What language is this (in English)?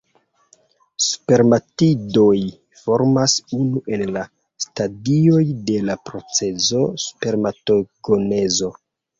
Esperanto